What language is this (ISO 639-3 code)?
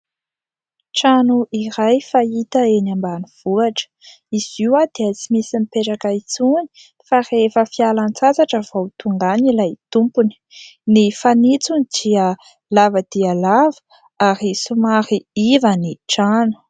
mlg